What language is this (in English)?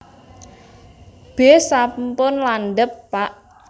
Javanese